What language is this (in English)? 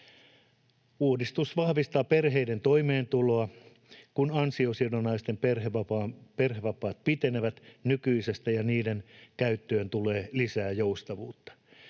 Finnish